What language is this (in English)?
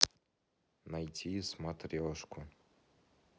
Russian